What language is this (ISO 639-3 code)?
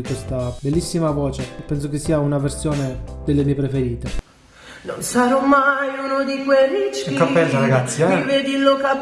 ita